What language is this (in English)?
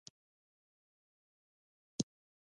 Pashto